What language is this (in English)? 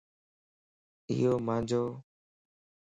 Lasi